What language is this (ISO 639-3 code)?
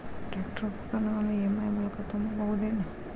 kan